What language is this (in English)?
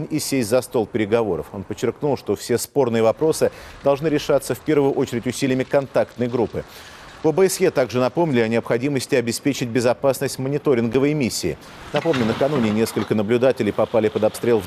Russian